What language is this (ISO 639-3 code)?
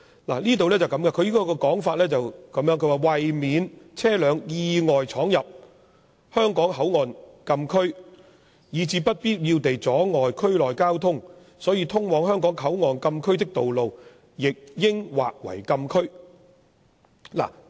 yue